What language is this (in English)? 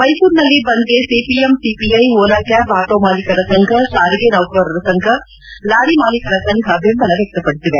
Kannada